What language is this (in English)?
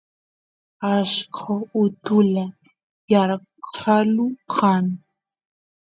Santiago del Estero Quichua